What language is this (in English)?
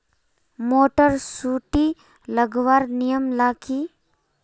Magahi